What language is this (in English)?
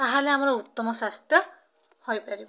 Odia